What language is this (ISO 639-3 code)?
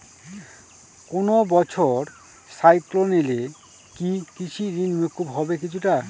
ben